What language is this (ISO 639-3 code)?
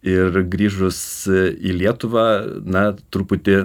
lit